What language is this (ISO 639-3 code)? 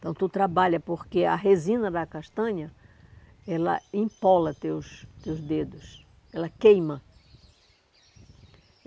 por